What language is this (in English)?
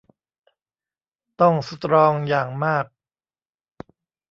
Thai